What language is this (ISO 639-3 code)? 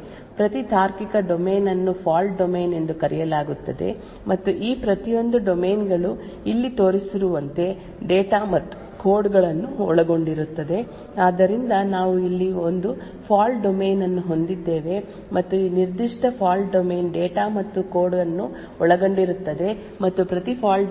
kan